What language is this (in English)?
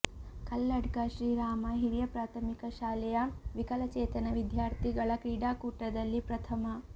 Kannada